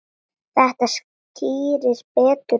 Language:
Icelandic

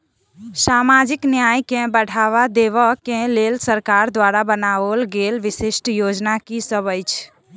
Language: Maithili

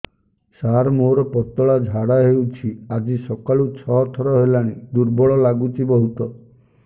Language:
Odia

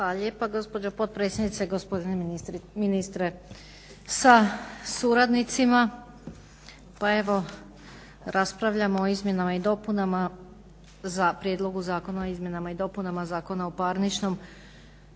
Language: Croatian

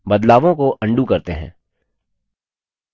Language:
Hindi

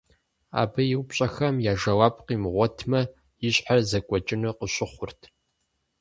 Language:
Kabardian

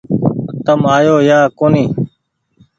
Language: Goaria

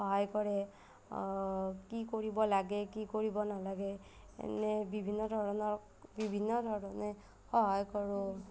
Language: Assamese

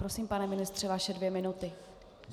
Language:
Czech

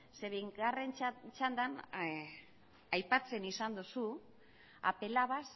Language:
Basque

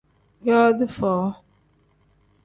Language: Tem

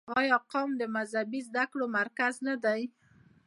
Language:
Pashto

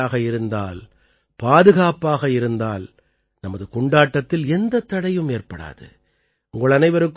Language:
Tamil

